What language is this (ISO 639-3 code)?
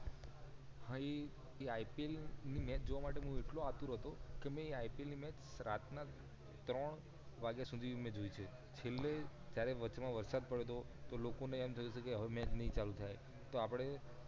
guj